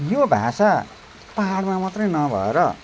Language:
Nepali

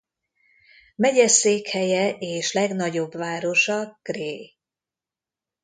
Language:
Hungarian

